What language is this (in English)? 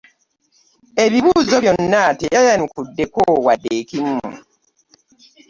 Ganda